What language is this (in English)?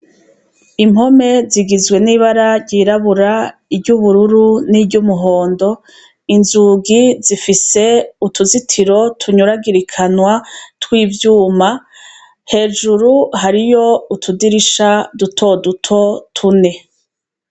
Rundi